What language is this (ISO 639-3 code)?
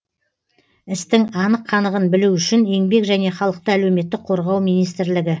kaz